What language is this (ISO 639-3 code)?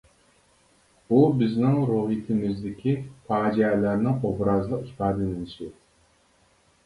uig